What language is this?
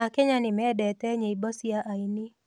Kikuyu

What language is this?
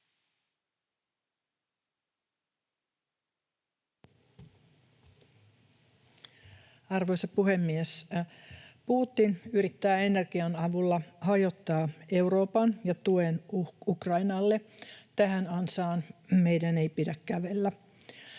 Finnish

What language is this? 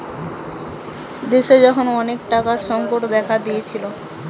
Bangla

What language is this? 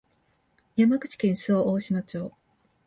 Japanese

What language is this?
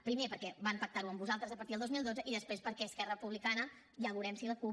Catalan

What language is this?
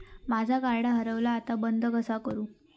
Marathi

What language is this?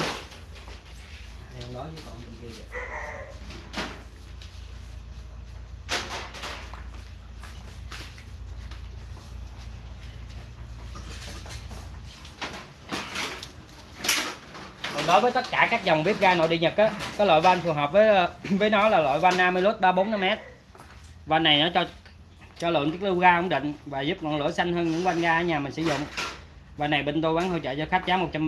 Vietnamese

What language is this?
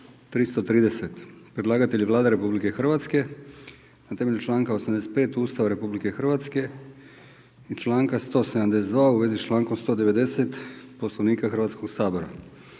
Croatian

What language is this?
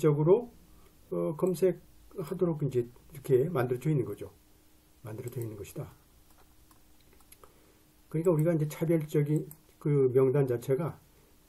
Korean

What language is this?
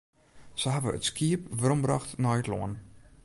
Western Frisian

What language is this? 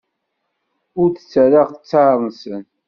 Kabyle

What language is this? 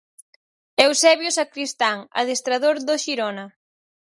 Galician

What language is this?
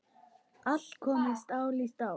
Icelandic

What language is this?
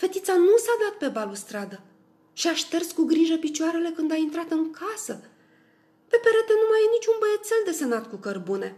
Romanian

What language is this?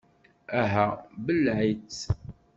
Kabyle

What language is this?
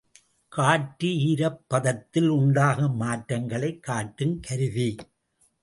Tamil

